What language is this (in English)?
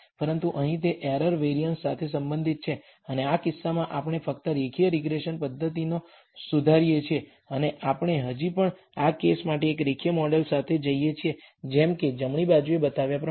Gujarati